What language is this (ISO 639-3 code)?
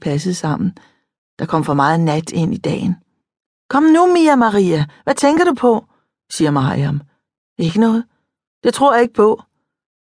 dan